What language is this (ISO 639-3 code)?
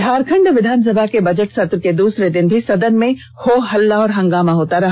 hin